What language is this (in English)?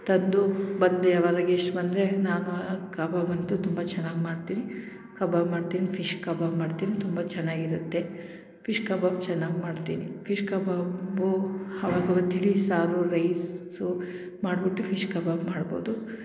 Kannada